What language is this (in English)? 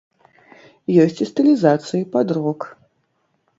Belarusian